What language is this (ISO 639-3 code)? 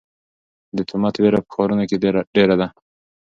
pus